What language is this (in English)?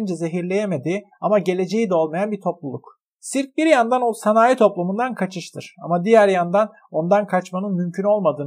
Turkish